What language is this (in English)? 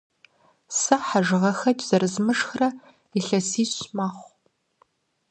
Kabardian